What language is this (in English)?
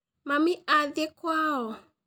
Kikuyu